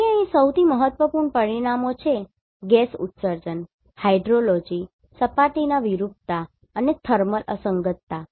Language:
Gujarati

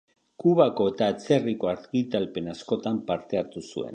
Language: Basque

